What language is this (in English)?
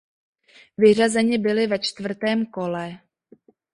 Czech